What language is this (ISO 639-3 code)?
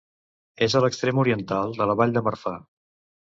cat